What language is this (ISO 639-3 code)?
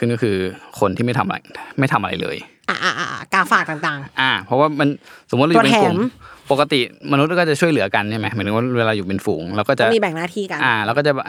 tha